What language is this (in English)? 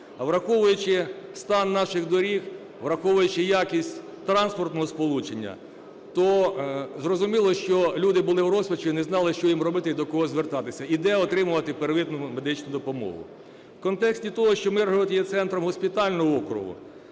Ukrainian